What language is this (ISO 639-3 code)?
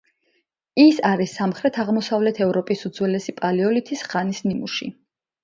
kat